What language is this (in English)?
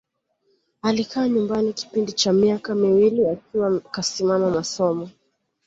Swahili